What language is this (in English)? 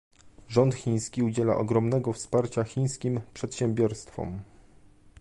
Polish